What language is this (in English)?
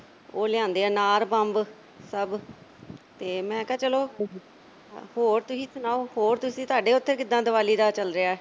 Punjabi